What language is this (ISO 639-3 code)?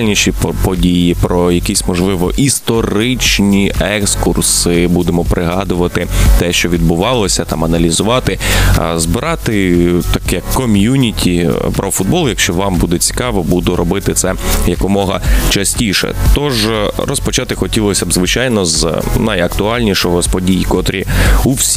ukr